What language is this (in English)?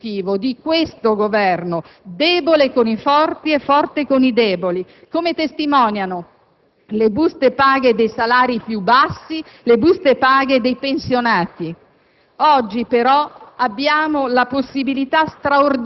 Italian